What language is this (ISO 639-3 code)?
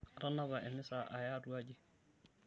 mas